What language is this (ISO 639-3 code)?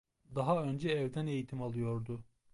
tur